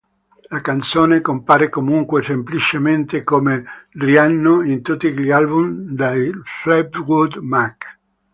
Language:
Italian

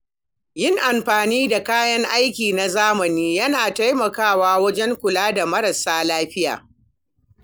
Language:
Hausa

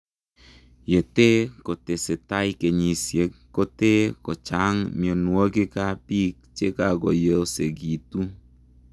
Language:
Kalenjin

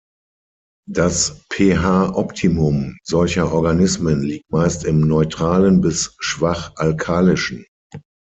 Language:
German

